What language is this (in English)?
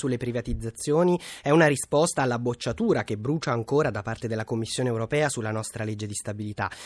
Italian